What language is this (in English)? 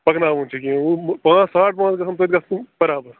Kashmiri